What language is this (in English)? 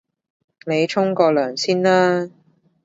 Cantonese